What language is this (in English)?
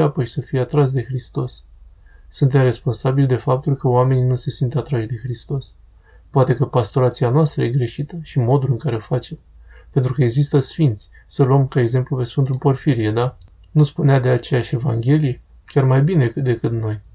Romanian